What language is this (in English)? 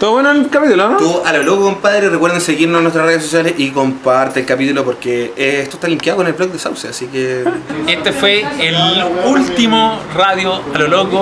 Spanish